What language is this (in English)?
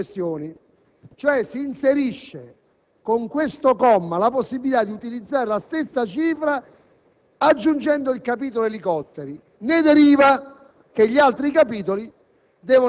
Italian